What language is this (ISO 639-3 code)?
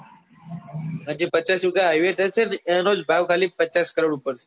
guj